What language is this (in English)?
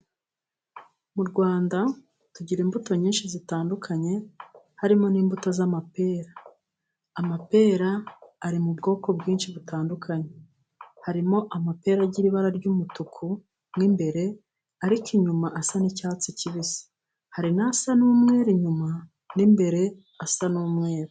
Kinyarwanda